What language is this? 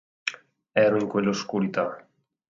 Italian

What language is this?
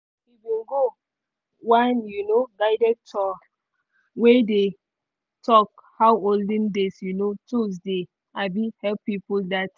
Nigerian Pidgin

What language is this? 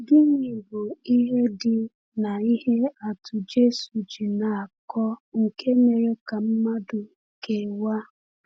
Igbo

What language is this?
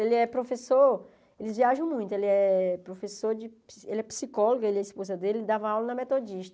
Portuguese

